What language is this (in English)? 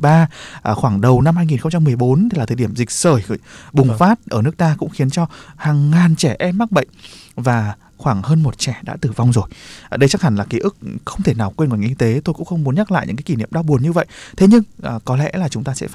Vietnamese